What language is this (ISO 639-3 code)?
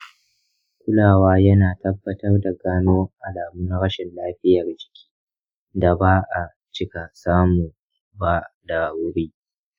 hau